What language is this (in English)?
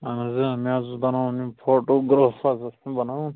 Kashmiri